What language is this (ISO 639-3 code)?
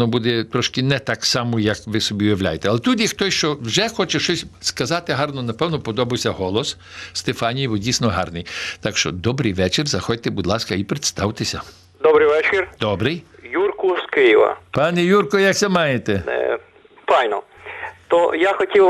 ukr